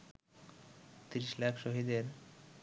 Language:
Bangla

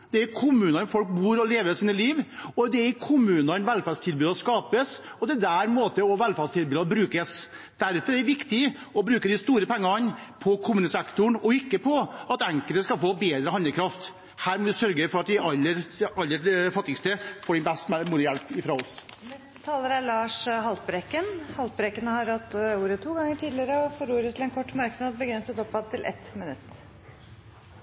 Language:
Norwegian Bokmål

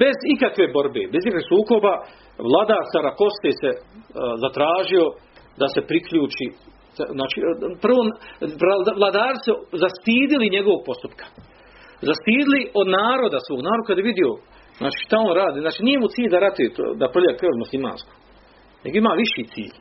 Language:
Croatian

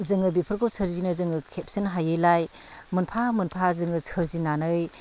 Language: Bodo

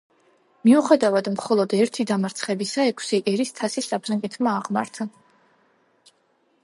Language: Georgian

